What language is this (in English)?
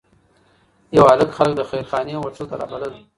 Pashto